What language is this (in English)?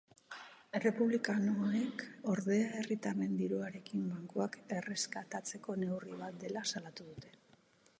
Basque